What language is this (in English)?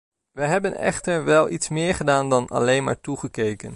Dutch